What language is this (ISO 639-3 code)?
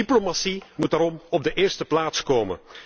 nld